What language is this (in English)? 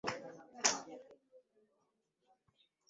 Ganda